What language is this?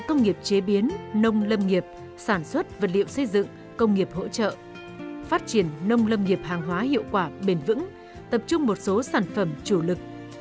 Vietnamese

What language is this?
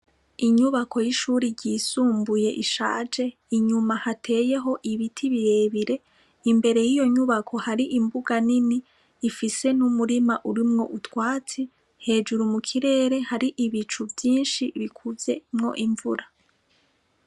Rundi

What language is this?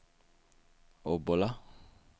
Swedish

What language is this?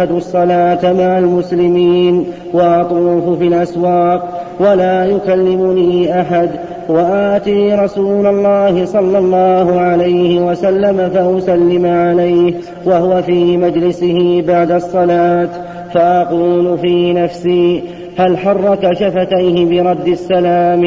Arabic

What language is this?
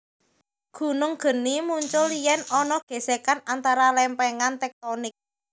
Javanese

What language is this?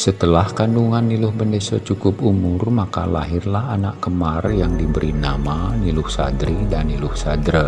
Indonesian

